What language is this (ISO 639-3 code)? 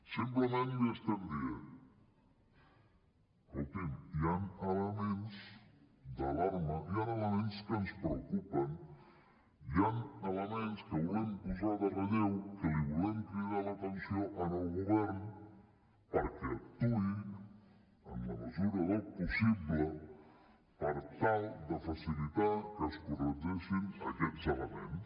cat